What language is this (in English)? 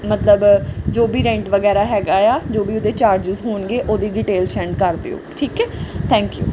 Punjabi